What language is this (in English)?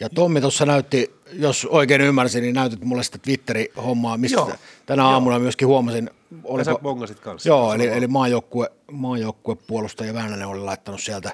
Finnish